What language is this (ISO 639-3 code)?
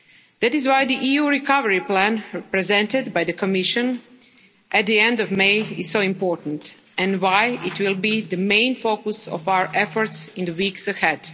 eng